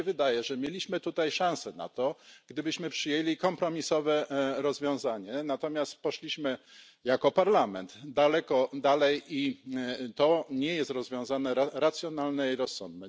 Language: Polish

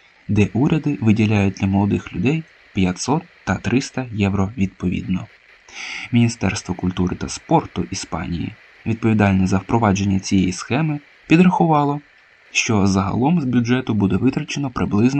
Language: Ukrainian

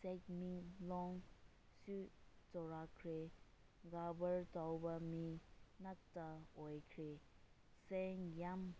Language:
Manipuri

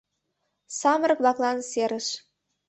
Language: Mari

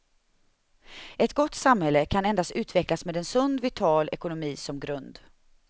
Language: Swedish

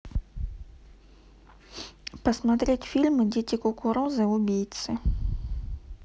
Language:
Russian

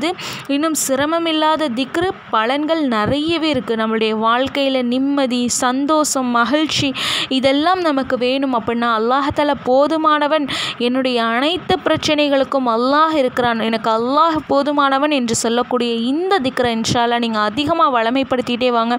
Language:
Arabic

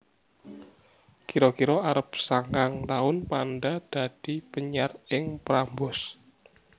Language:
Javanese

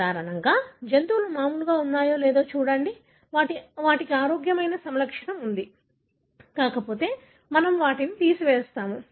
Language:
Telugu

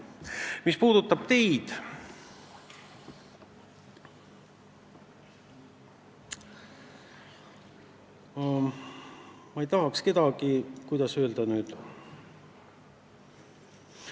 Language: Estonian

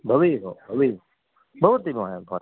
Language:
Sanskrit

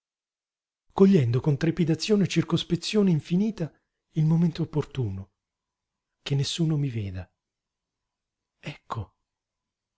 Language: Italian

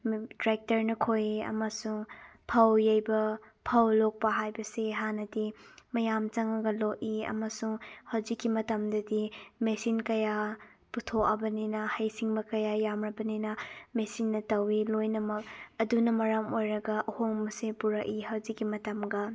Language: Manipuri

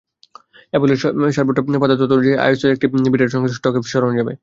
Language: Bangla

